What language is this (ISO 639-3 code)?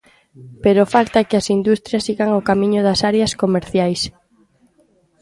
glg